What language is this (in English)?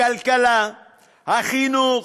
Hebrew